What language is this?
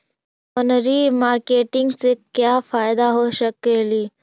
Magahi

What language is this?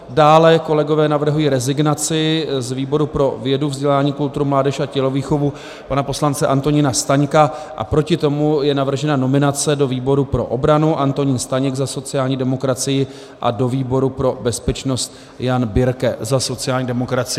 Czech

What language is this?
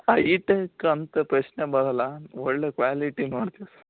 Kannada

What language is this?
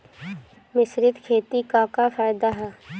Bhojpuri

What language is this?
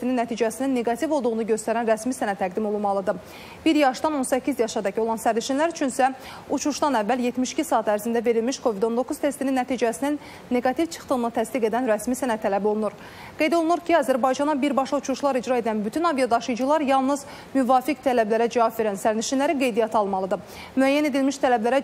Turkish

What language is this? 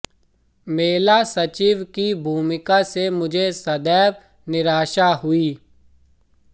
Hindi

